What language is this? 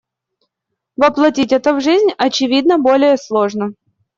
Russian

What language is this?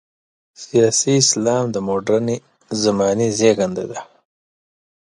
Pashto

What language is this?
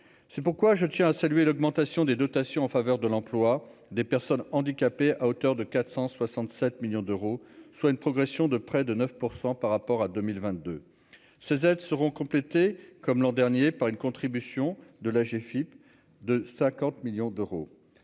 French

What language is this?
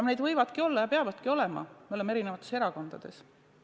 Estonian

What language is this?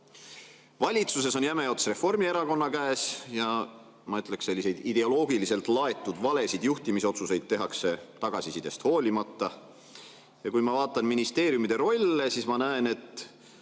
Estonian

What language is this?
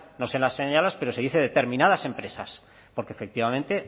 Spanish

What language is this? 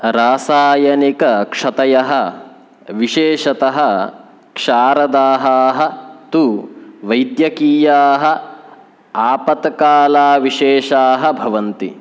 Sanskrit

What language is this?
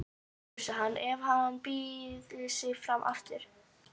Icelandic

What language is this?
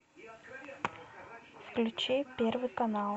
Russian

